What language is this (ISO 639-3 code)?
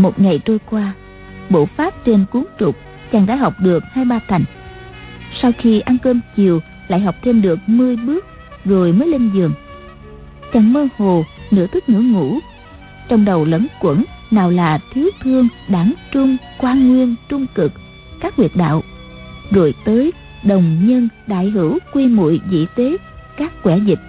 vie